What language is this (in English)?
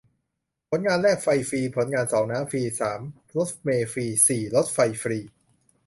Thai